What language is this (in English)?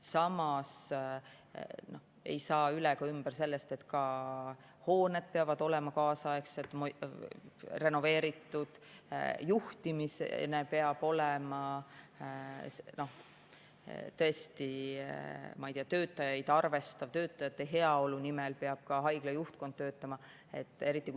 Estonian